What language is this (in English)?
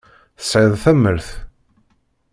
Kabyle